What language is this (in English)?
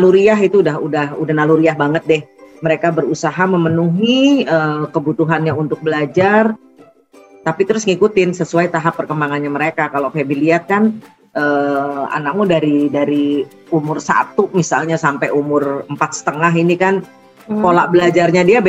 Indonesian